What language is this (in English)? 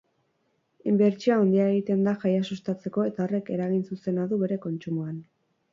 Basque